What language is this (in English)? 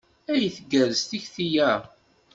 Kabyle